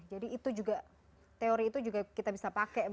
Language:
Indonesian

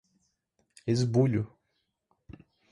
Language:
Portuguese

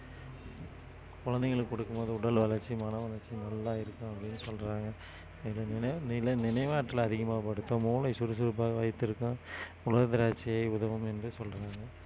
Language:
Tamil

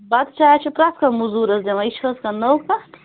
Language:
Kashmiri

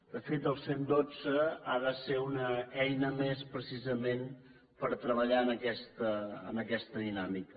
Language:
Catalan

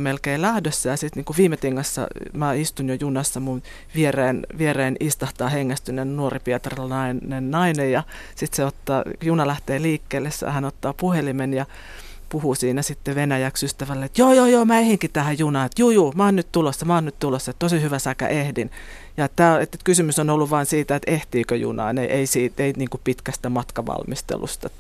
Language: Finnish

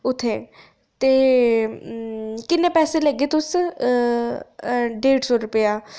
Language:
Dogri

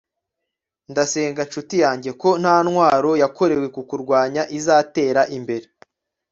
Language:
Kinyarwanda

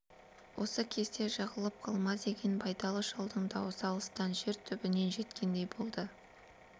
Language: Kazakh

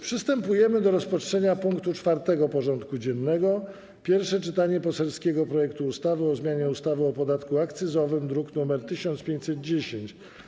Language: Polish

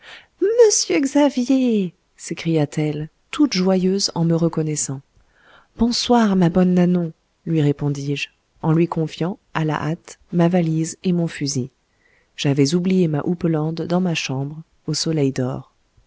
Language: French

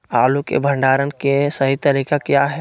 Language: Magahi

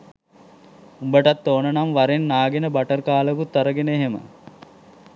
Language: Sinhala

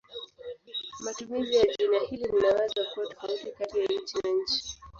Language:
Swahili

